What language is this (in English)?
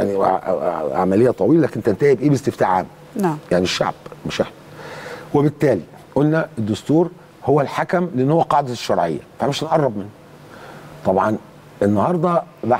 Arabic